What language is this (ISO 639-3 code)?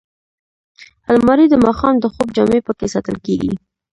pus